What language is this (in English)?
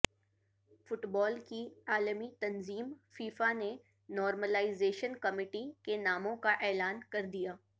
Urdu